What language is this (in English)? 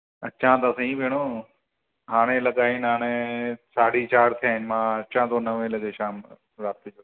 Sindhi